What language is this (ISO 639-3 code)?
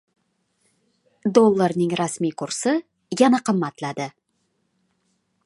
uzb